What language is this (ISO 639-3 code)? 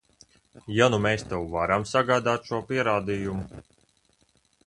lav